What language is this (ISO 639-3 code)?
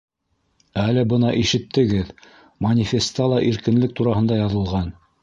bak